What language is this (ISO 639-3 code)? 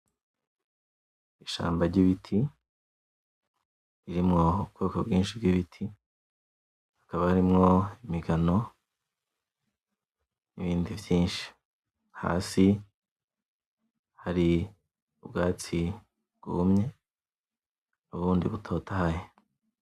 run